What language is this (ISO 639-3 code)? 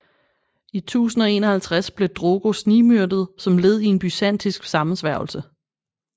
dan